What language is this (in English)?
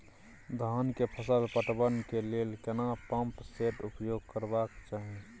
Maithili